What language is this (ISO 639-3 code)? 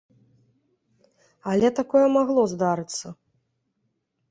bel